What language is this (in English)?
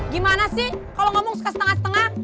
Indonesian